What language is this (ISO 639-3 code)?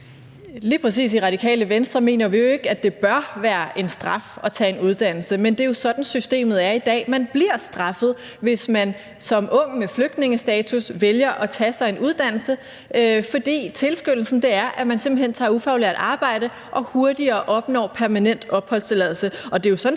dan